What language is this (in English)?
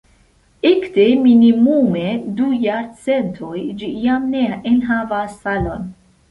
Esperanto